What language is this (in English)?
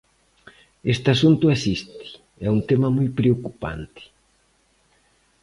Galician